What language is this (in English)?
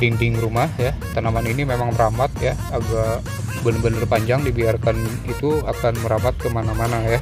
Indonesian